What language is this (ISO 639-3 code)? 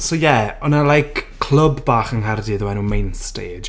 cym